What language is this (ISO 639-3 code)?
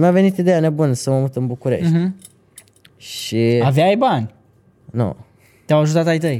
ron